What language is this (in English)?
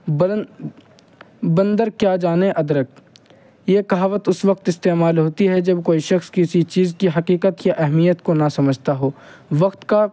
Urdu